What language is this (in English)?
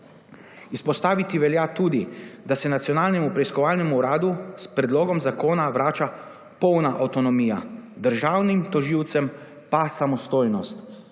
Slovenian